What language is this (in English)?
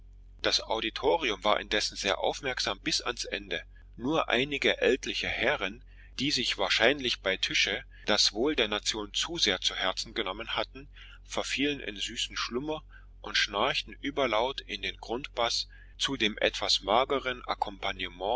German